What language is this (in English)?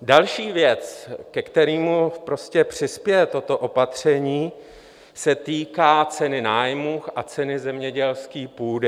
Czech